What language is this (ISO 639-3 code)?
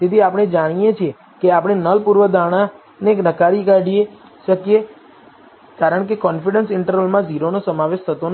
guj